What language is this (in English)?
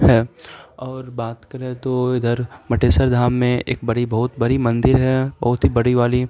Urdu